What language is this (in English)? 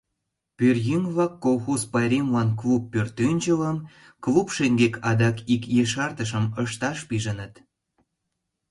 Mari